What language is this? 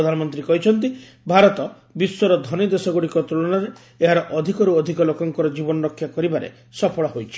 Odia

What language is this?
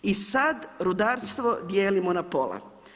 Croatian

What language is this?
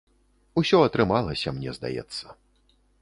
Belarusian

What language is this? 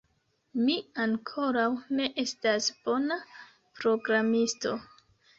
Esperanto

